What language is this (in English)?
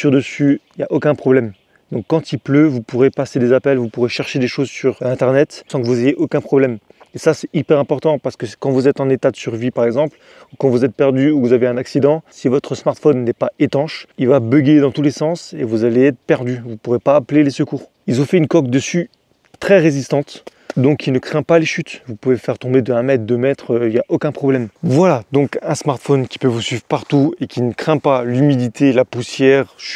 French